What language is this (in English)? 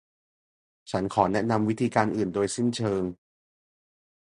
Thai